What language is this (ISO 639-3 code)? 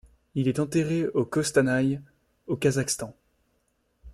fra